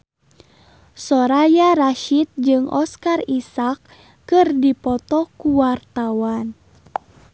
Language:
Sundanese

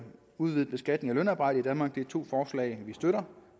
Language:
Danish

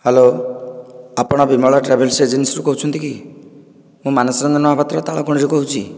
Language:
Odia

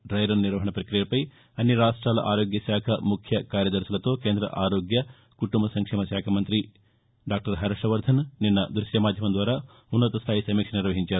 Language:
Telugu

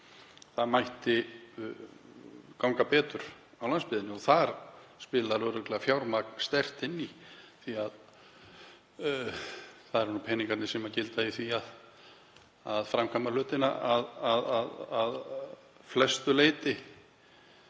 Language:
Icelandic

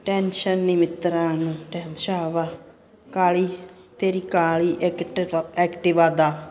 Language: Punjabi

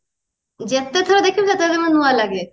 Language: Odia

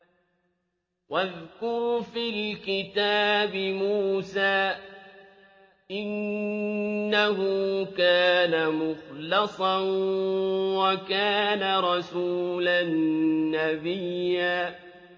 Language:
Arabic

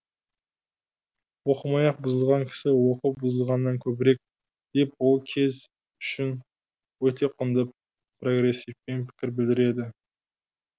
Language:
Kazakh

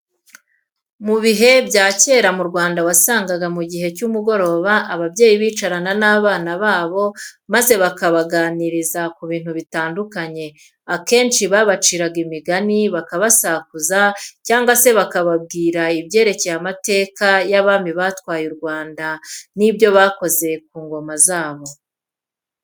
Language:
Kinyarwanda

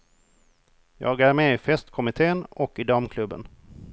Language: Swedish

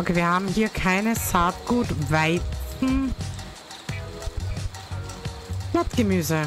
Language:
German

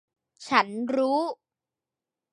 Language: Thai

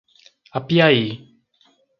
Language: Portuguese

